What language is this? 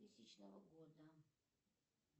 Russian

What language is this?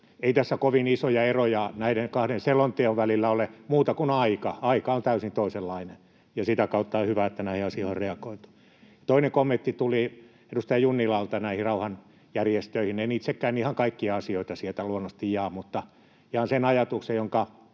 Finnish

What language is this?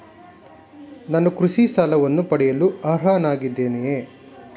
Kannada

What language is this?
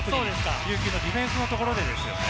Japanese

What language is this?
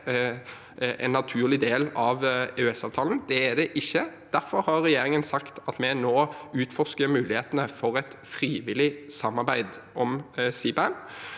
Norwegian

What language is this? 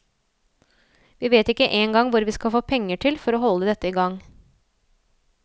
Norwegian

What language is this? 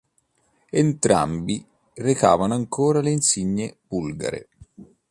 Italian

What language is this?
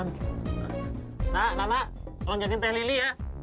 Indonesian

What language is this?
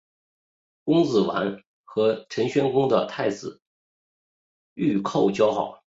Chinese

